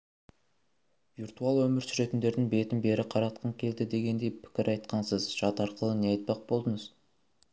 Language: Kazakh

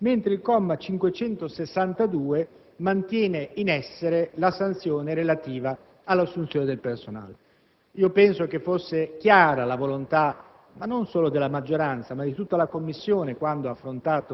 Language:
Italian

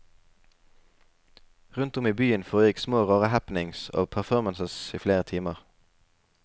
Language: Norwegian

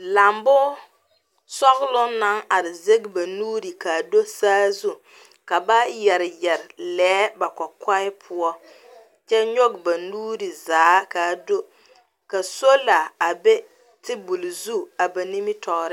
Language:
Southern Dagaare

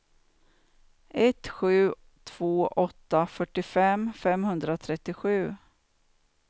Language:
Swedish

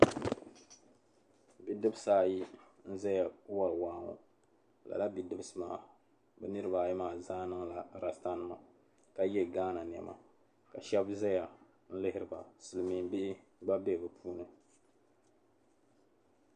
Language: Dagbani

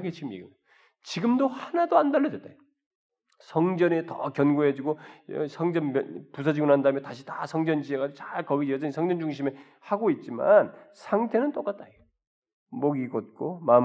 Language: Korean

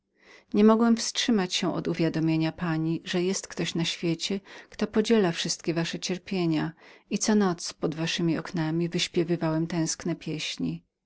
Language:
Polish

